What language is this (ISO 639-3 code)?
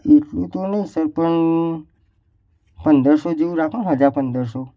guj